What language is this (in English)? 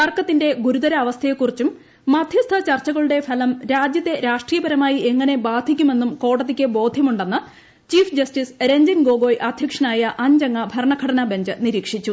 Malayalam